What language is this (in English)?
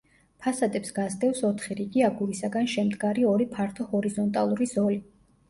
Georgian